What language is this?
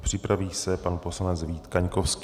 Czech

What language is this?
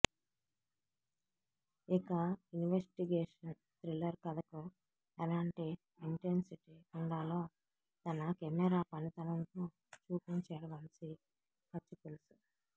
Telugu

